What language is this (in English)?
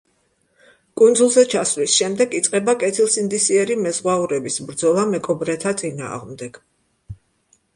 Georgian